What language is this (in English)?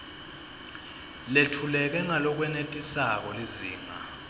Swati